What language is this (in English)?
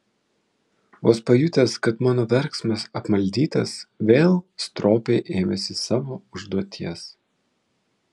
Lithuanian